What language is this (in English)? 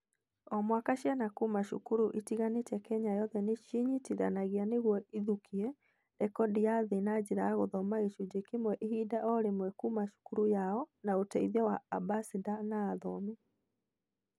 Kikuyu